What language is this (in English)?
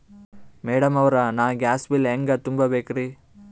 Kannada